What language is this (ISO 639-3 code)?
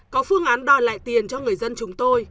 vie